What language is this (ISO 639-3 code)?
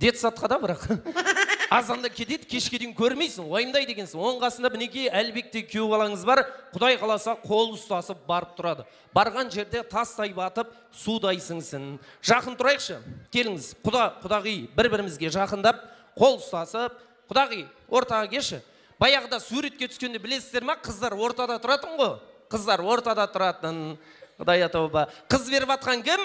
tur